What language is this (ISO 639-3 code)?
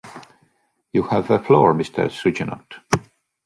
eng